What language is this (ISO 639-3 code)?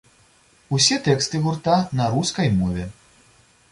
bel